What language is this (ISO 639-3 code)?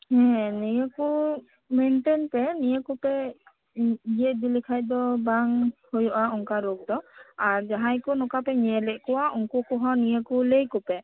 sat